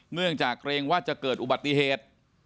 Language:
Thai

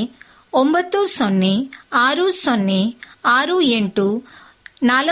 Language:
Kannada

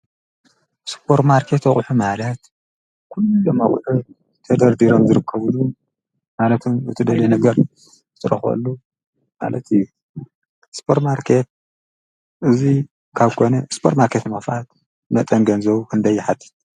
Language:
Tigrinya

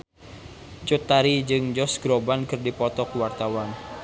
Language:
Sundanese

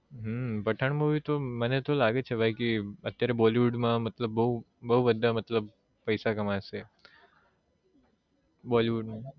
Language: Gujarati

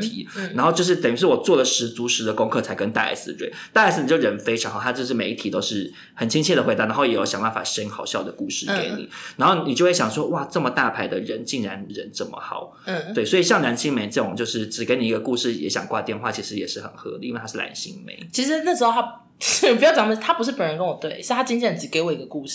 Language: Chinese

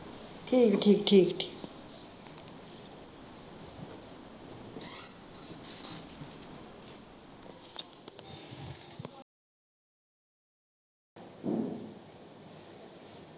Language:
Punjabi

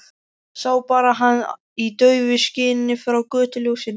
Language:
Icelandic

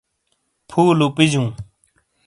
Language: Shina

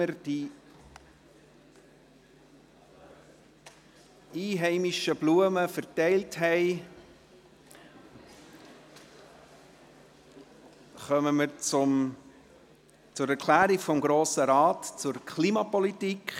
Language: Swiss German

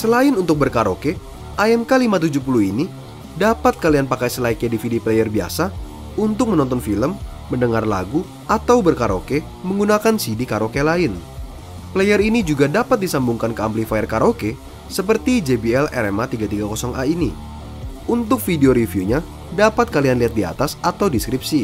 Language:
Indonesian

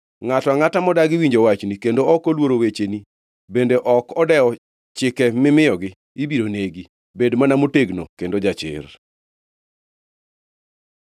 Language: Luo (Kenya and Tanzania)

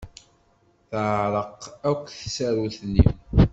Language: Kabyle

